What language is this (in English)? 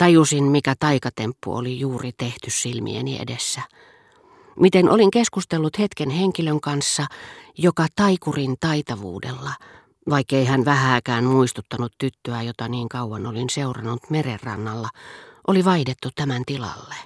Finnish